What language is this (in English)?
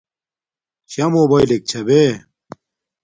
Domaaki